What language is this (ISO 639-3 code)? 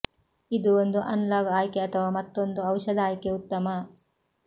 kan